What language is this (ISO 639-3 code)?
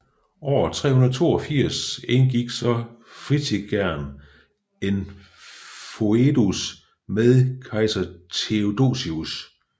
dan